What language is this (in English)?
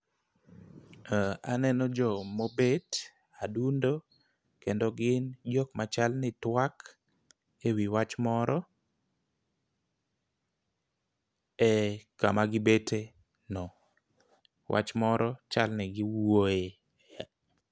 Luo (Kenya and Tanzania)